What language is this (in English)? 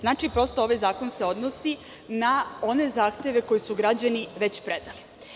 Serbian